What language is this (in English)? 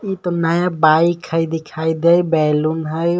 Magahi